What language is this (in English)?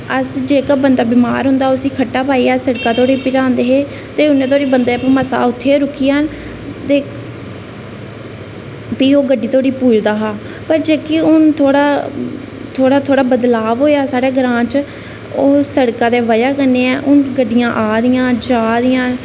Dogri